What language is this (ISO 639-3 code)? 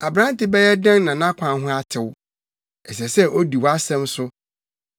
aka